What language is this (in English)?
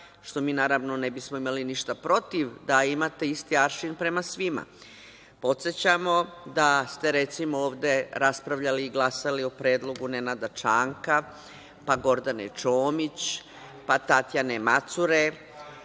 Serbian